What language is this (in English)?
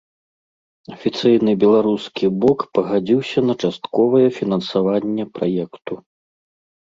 Belarusian